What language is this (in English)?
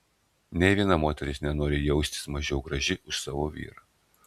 Lithuanian